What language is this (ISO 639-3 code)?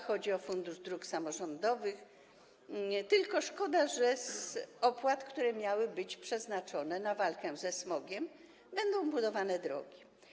pol